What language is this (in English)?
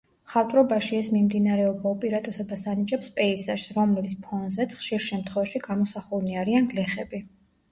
Georgian